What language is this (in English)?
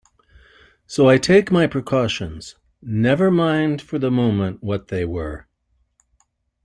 English